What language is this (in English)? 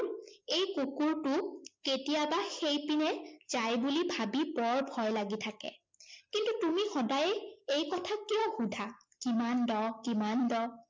Assamese